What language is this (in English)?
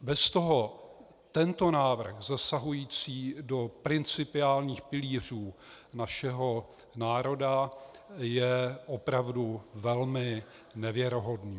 Czech